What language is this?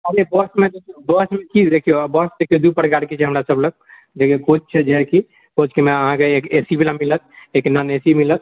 Maithili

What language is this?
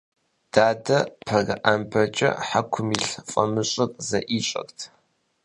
Kabardian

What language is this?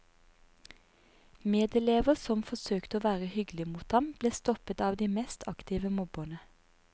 Norwegian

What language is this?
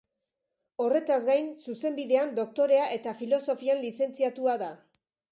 Basque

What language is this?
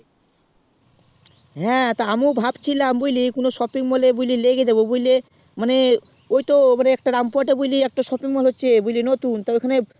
Bangla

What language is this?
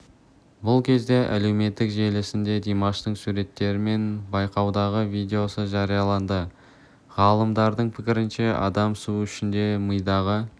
Kazakh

